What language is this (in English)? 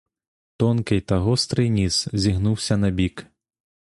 Ukrainian